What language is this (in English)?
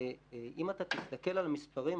Hebrew